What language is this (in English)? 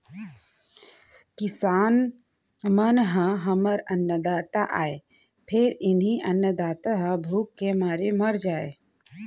Chhattisgarhi